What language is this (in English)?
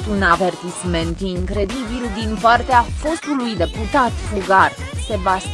Romanian